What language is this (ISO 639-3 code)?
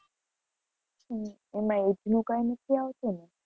guj